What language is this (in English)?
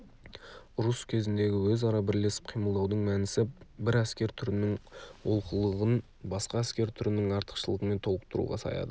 Kazakh